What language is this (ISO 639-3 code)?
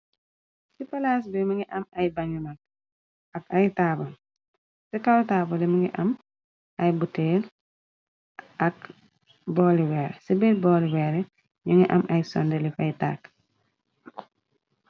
wol